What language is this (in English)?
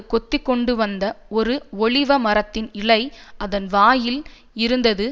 Tamil